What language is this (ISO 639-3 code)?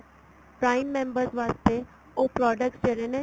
pan